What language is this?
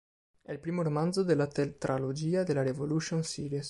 Italian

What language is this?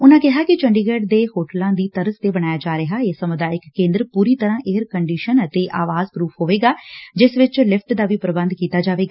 Punjabi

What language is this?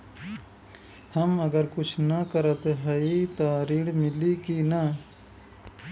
Bhojpuri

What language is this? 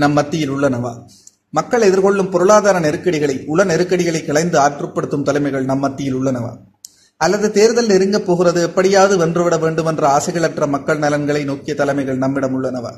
Tamil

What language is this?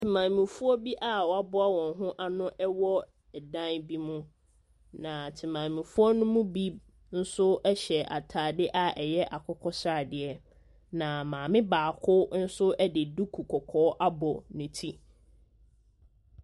Akan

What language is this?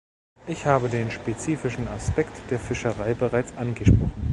German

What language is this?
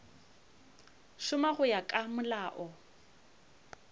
Northern Sotho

